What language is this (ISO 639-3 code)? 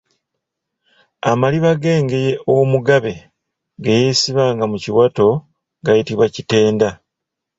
lug